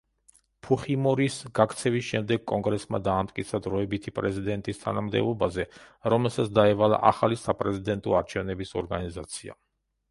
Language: Georgian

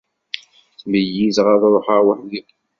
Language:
Kabyle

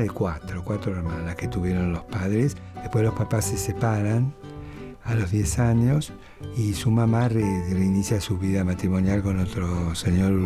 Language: Spanish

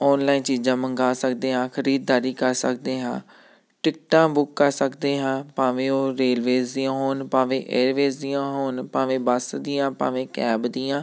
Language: Punjabi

